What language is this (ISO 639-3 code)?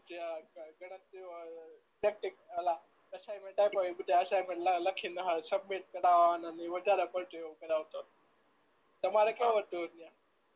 guj